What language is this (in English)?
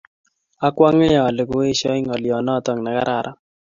Kalenjin